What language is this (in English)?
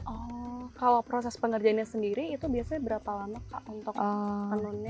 Indonesian